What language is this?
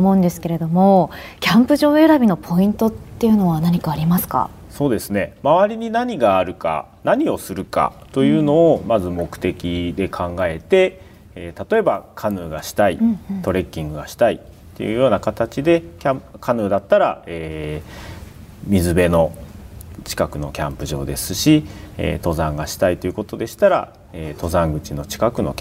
Japanese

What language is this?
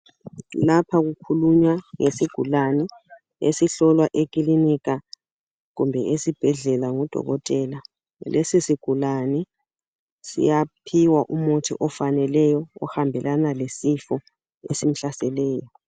North Ndebele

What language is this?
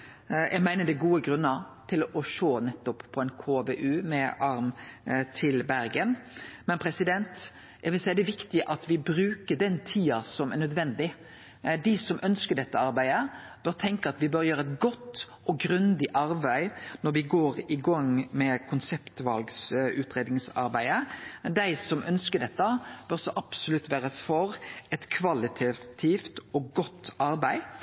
Norwegian Nynorsk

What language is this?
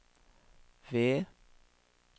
Norwegian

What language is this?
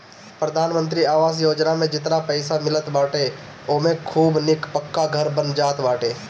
Bhojpuri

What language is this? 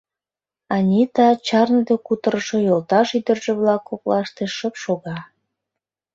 Mari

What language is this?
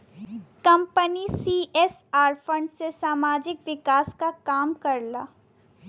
Bhojpuri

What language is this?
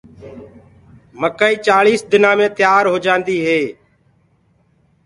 Gurgula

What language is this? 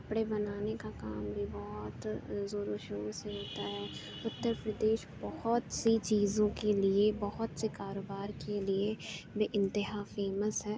Urdu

